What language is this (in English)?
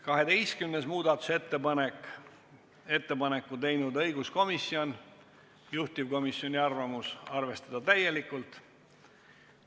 Estonian